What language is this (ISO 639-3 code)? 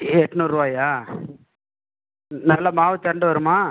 tam